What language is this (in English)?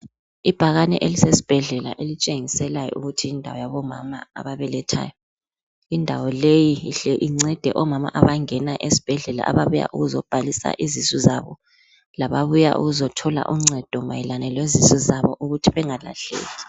North Ndebele